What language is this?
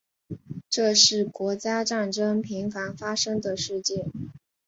Chinese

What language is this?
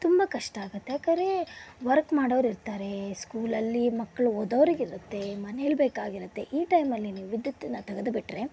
Kannada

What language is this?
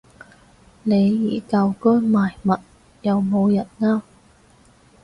Cantonese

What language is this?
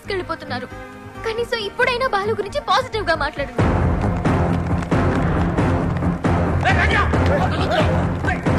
Telugu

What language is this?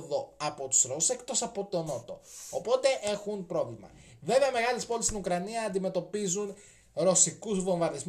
Greek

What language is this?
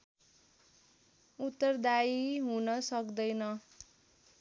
Nepali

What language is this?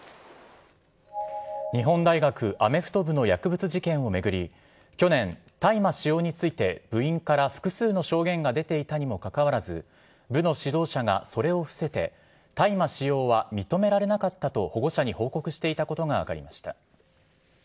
Japanese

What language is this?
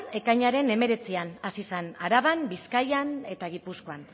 Basque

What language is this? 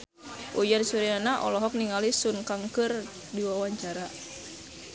Sundanese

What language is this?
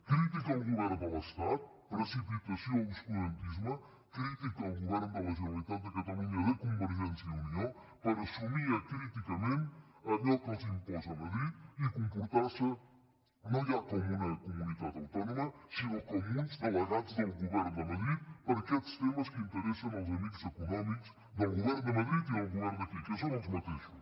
Catalan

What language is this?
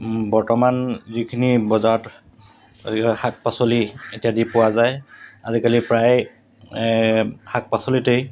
Assamese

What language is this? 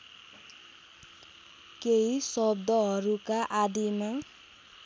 Nepali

